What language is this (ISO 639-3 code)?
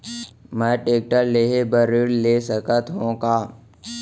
hne